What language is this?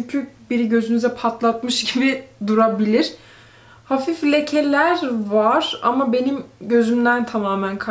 Turkish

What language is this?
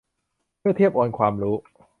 Thai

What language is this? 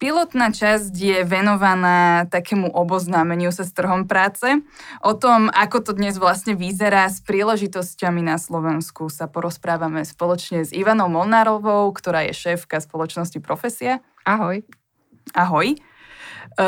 Slovak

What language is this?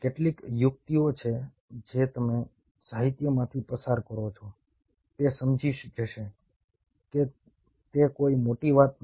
Gujarati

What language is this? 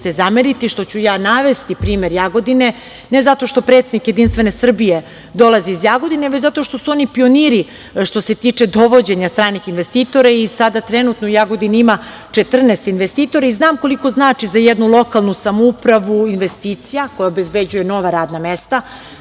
Serbian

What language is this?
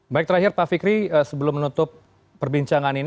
Indonesian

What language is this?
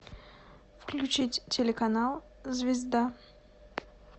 Russian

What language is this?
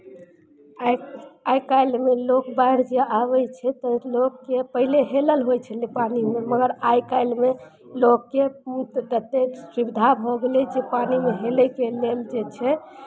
Maithili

